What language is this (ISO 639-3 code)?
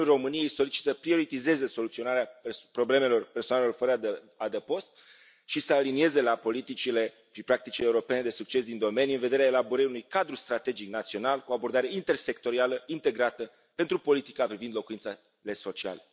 ron